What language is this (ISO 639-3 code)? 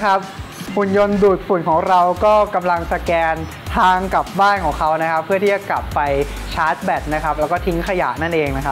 tha